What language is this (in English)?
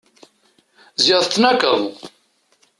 Kabyle